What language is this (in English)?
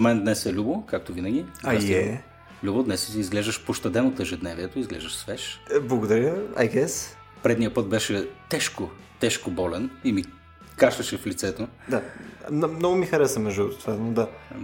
Bulgarian